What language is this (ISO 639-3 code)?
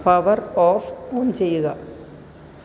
mal